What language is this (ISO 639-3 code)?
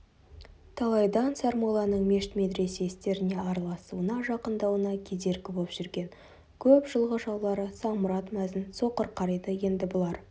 kaz